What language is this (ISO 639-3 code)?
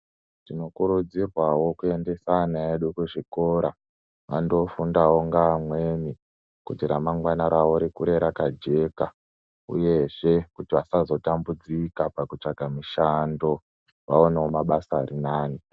ndc